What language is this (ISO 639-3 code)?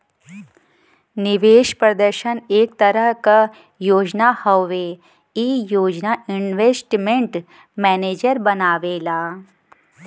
bho